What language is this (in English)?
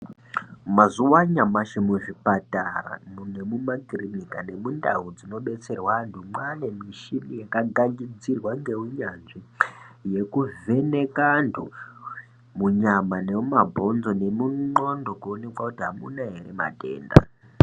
Ndau